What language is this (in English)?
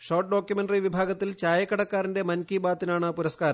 Malayalam